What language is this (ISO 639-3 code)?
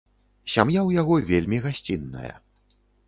bel